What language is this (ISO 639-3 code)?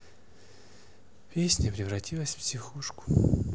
rus